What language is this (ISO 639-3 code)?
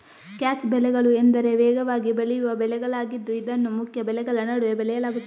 kan